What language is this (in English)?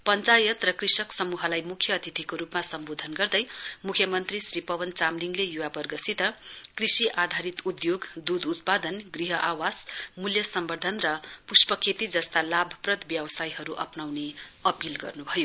Nepali